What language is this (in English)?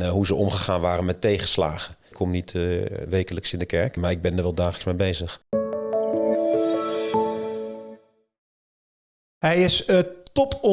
Dutch